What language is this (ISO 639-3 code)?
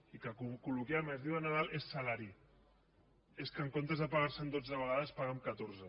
cat